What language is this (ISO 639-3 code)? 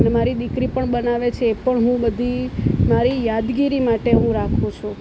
guj